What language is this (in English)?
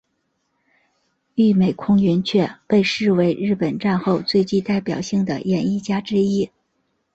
Chinese